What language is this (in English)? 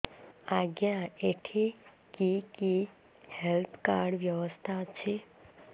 Odia